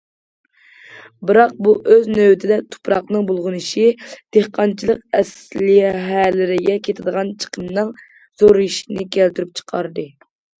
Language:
Uyghur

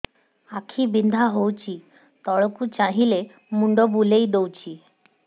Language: Odia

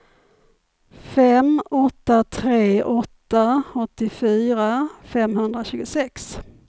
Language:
Swedish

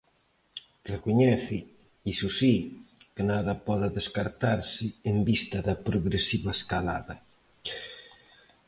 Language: Galician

